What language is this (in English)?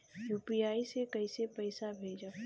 Bhojpuri